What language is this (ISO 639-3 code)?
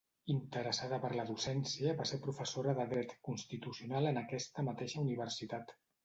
cat